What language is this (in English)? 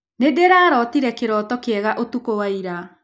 Kikuyu